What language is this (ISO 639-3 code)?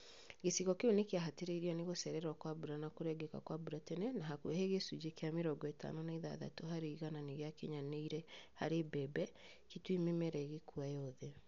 kik